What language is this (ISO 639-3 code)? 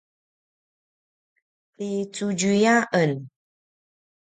pwn